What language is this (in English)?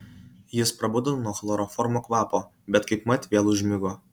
Lithuanian